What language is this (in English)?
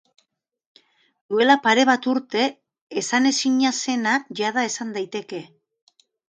Basque